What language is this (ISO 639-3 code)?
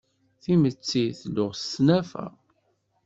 kab